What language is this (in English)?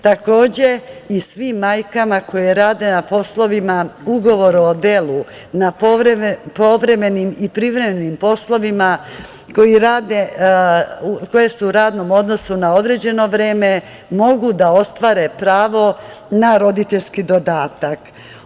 Serbian